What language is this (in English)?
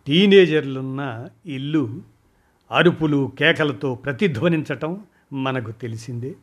Telugu